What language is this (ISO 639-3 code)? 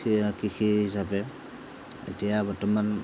asm